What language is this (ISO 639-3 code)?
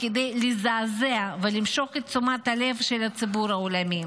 heb